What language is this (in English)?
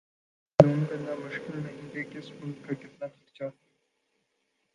Urdu